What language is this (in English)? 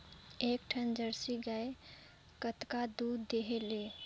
Chhattisgarhi